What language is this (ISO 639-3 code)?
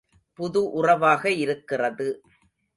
tam